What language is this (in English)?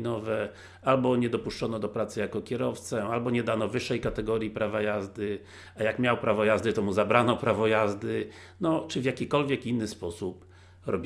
Polish